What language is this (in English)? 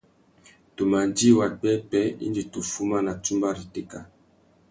Tuki